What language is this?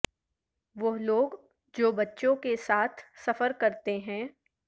Urdu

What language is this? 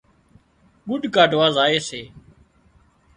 Wadiyara Koli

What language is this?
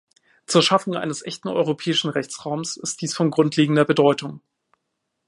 German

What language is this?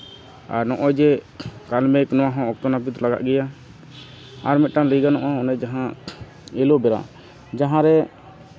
Santali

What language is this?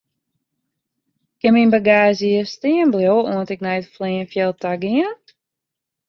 Western Frisian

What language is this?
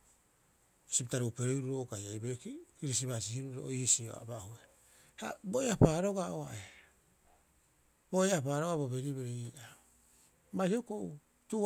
Rapoisi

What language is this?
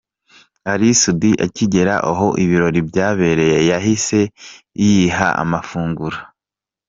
Kinyarwanda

